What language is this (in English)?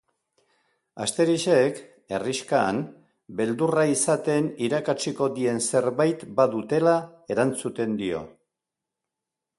Basque